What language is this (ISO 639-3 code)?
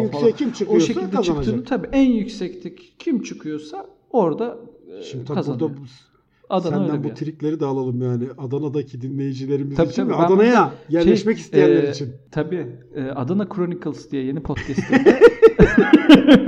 tur